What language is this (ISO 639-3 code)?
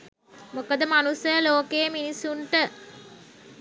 sin